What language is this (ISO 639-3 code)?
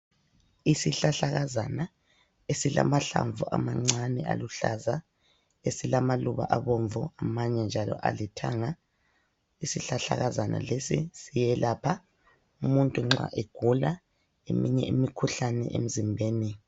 nde